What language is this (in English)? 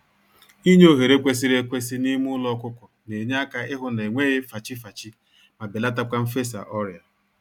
Igbo